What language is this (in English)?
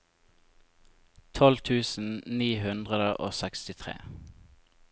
Norwegian